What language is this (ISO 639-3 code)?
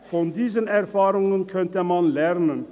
gsw